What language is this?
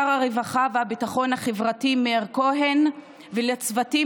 Hebrew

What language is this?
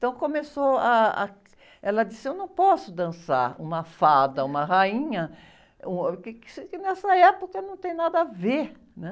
Portuguese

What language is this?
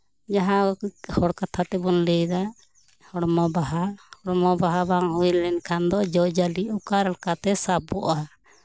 Santali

